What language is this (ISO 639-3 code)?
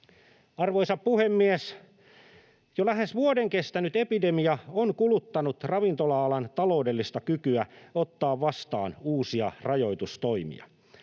fin